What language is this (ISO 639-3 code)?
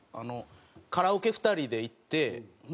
jpn